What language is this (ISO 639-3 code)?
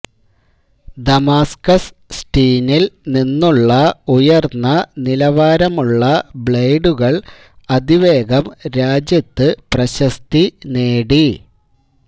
mal